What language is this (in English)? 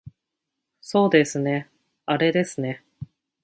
Japanese